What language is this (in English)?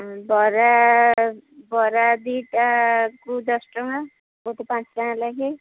Odia